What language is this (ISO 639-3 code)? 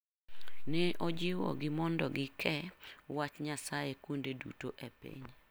luo